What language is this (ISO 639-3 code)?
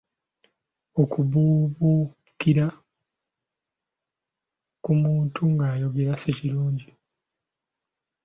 lug